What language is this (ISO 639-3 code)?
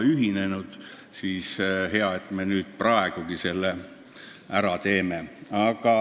est